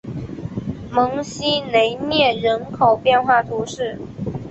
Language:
Chinese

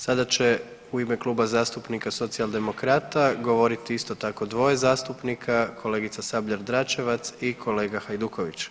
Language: Croatian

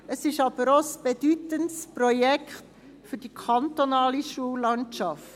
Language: Swiss German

